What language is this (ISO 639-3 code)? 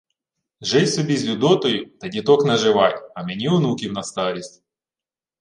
ukr